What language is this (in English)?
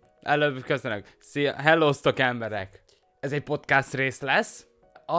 Hungarian